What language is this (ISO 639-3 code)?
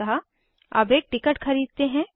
hin